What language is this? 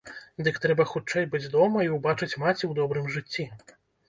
Belarusian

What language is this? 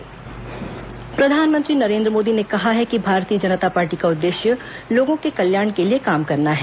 Hindi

